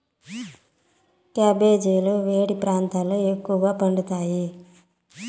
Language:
Telugu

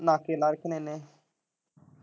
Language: Punjabi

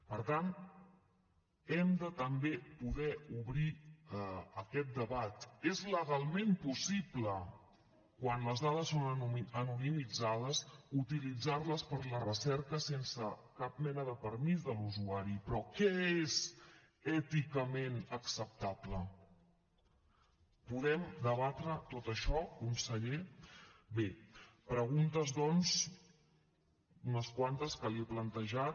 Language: Catalan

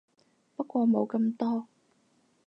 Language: Cantonese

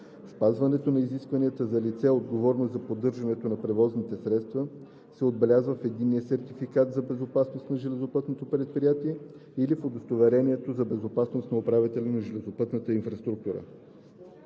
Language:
Bulgarian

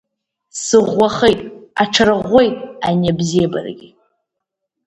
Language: Abkhazian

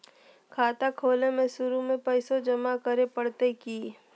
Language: Magahi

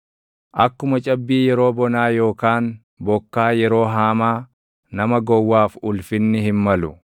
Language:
Oromo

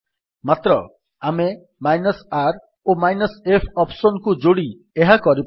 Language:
Odia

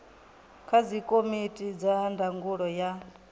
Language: Venda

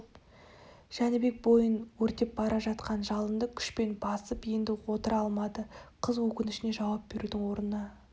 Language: Kazakh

